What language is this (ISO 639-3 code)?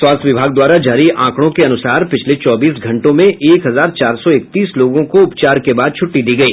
hin